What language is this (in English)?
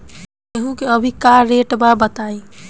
Bhojpuri